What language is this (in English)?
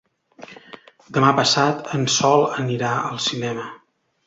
Catalan